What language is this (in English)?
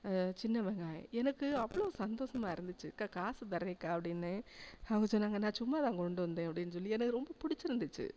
Tamil